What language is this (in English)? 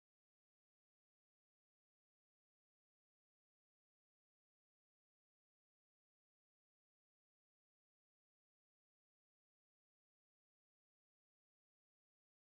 Somali